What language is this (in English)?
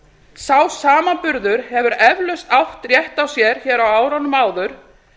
Icelandic